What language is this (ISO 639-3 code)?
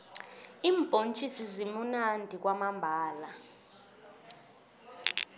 nbl